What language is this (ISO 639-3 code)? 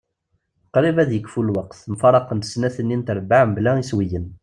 kab